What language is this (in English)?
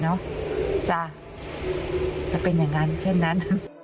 Thai